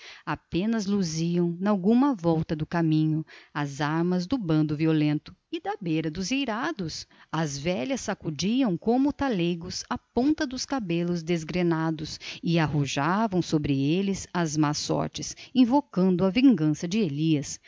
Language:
Portuguese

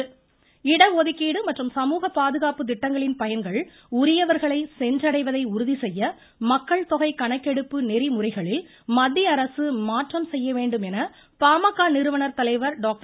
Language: Tamil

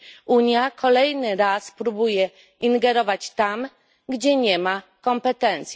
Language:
Polish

